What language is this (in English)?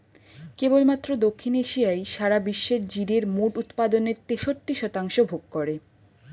Bangla